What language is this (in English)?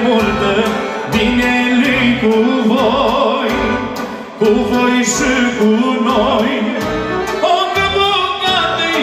Romanian